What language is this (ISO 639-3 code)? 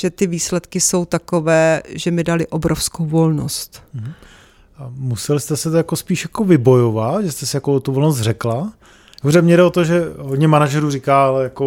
ces